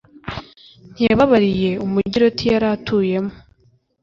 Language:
Kinyarwanda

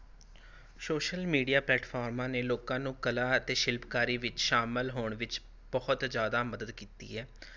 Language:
Punjabi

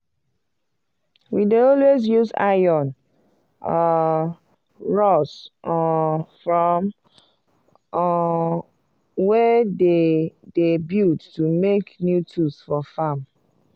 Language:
Nigerian Pidgin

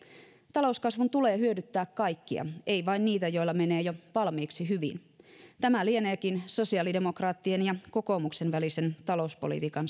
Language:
Finnish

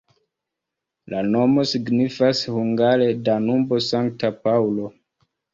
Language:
Esperanto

